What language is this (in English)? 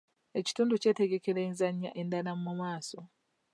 Ganda